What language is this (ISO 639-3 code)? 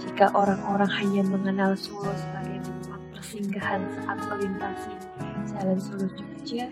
ind